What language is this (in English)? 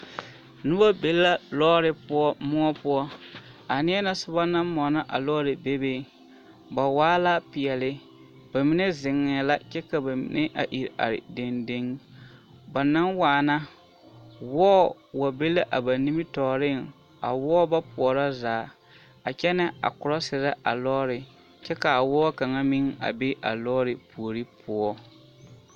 Southern Dagaare